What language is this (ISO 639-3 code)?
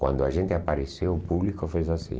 por